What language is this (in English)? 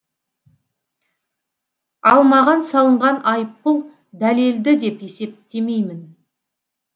Kazakh